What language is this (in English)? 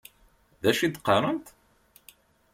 Kabyle